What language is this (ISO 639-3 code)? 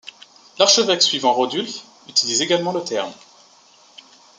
fra